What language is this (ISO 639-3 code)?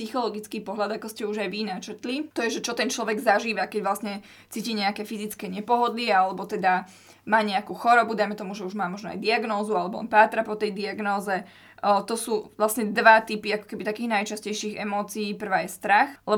slk